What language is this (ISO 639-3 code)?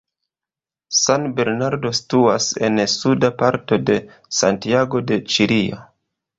epo